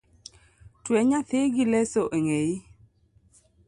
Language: Luo (Kenya and Tanzania)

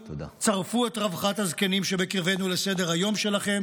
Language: Hebrew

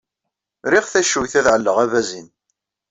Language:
Kabyle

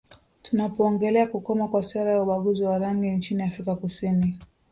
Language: Swahili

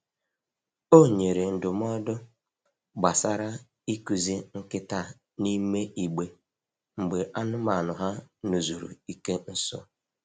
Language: Igbo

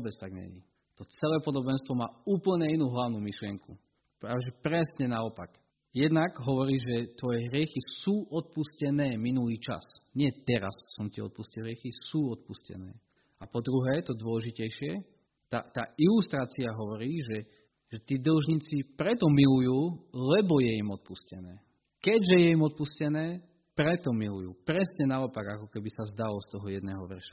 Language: Slovak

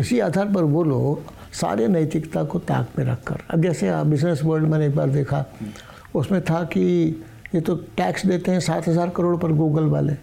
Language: Hindi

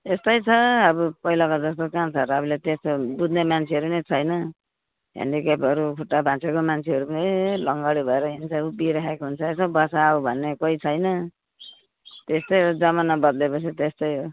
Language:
Nepali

